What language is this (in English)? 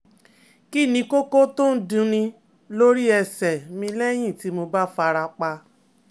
Yoruba